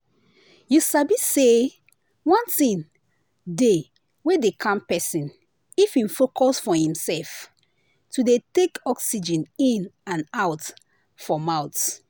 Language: Nigerian Pidgin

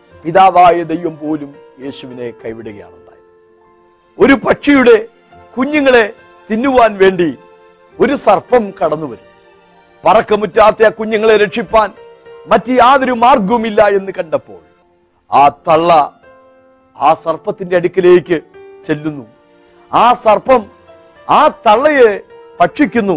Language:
Malayalam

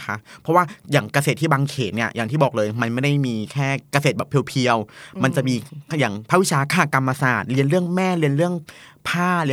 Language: Thai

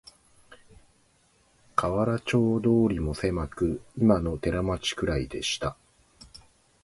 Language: Japanese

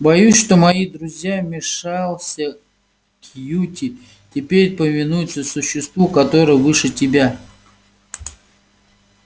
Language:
Russian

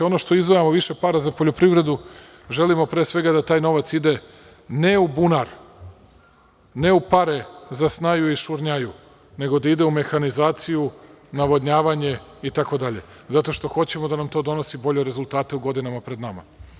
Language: Serbian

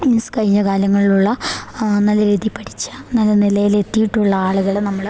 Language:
Malayalam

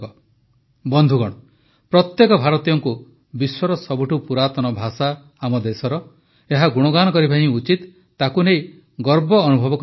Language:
Odia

